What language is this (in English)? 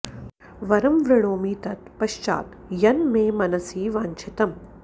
Sanskrit